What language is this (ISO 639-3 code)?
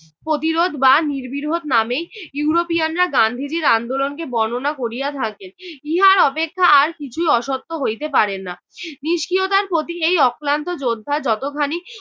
ben